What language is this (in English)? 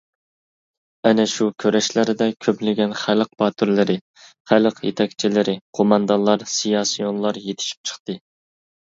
Uyghur